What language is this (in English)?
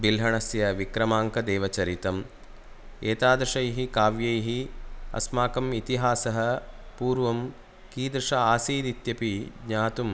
Sanskrit